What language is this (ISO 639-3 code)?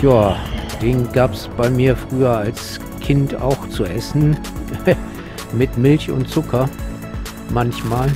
deu